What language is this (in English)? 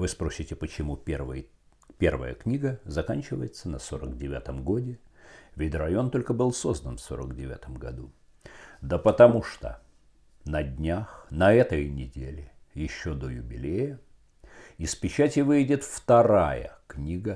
Russian